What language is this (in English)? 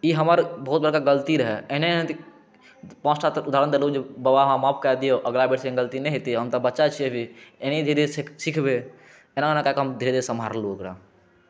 Maithili